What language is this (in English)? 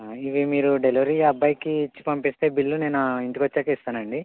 Telugu